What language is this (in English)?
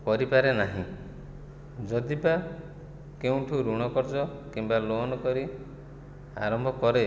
Odia